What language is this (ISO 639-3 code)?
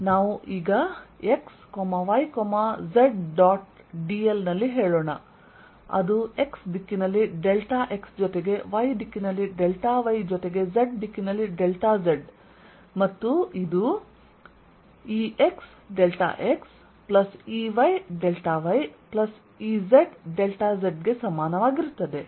kan